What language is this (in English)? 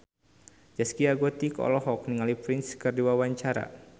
Sundanese